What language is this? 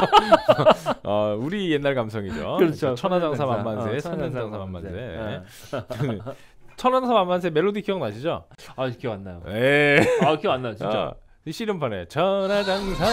Korean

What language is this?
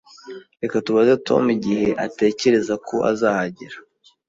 Kinyarwanda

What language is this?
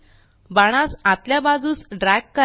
Marathi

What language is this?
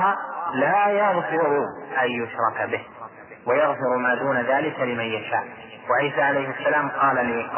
Arabic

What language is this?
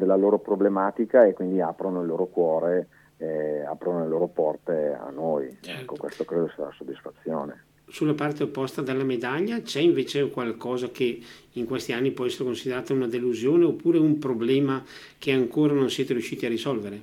Italian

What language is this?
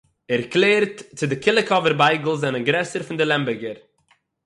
Yiddish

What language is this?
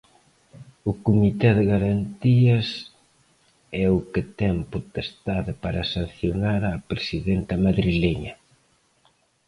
Galician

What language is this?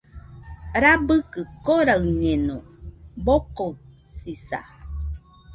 Nüpode Huitoto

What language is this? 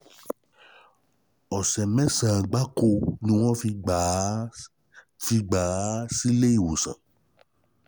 Yoruba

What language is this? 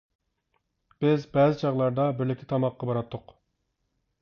Uyghur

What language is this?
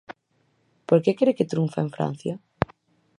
Galician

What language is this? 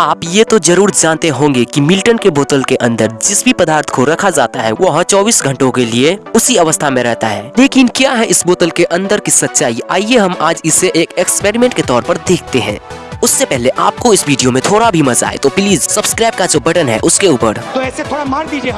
Hindi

